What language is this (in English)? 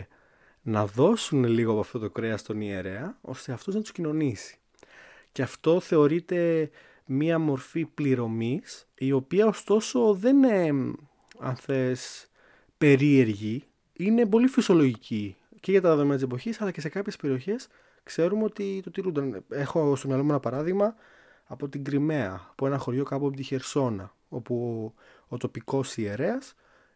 Greek